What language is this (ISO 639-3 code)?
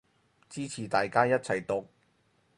yue